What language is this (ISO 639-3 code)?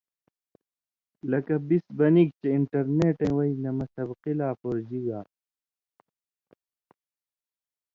mvy